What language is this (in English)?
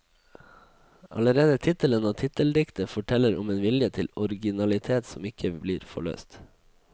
Norwegian